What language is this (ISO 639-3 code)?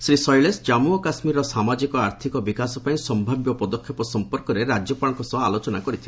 ori